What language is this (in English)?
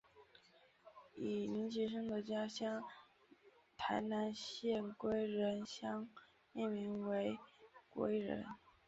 Chinese